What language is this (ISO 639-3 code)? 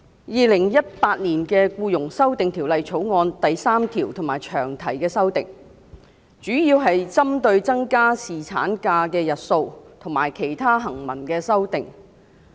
yue